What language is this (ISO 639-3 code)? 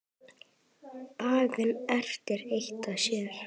isl